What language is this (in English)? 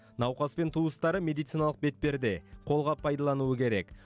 Kazakh